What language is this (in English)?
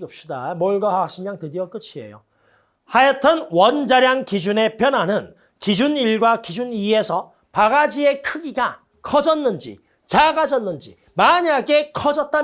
Korean